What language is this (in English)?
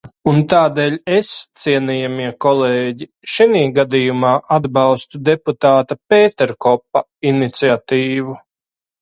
Latvian